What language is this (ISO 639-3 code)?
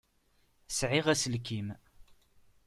kab